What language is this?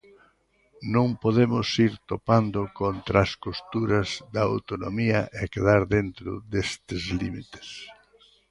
Galician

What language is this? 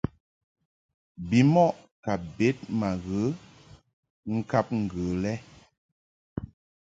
Mungaka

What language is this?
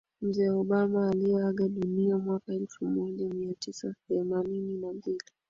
Swahili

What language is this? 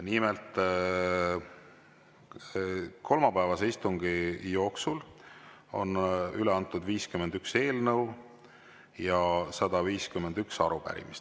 Estonian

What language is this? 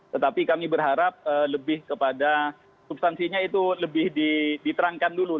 Indonesian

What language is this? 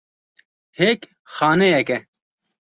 Kurdish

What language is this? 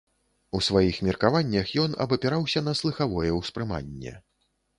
Belarusian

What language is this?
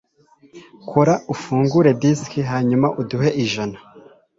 Kinyarwanda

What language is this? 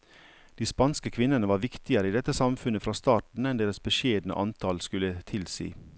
Norwegian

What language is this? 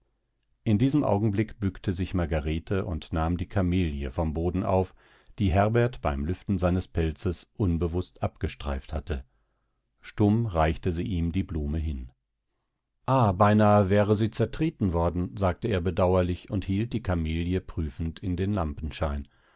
German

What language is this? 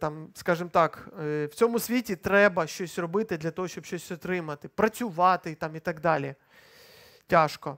Ukrainian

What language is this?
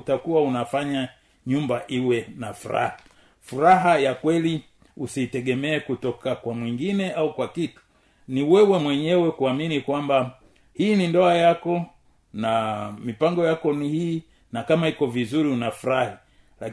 Swahili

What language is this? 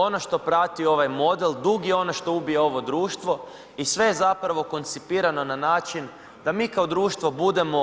Croatian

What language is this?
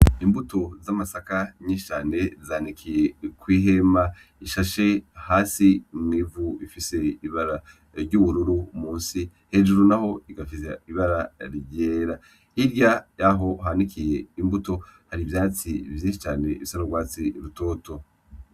Rundi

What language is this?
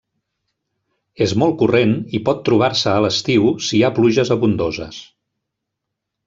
Catalan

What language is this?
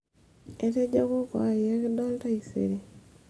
Masai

